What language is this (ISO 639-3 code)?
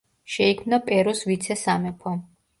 kat